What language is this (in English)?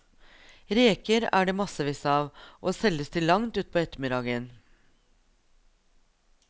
Norwegian